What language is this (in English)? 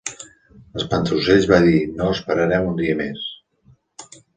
Catalan